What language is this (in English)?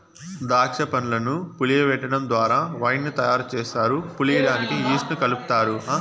Telugu